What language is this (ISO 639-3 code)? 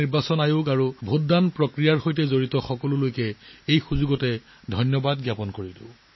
asm